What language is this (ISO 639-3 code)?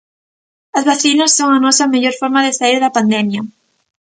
glg